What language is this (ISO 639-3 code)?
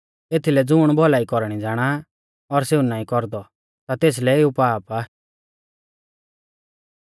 bfz